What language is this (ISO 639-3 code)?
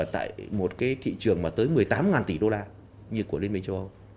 vie